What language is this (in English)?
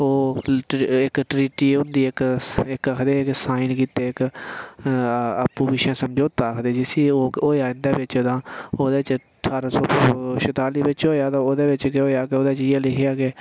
Dogri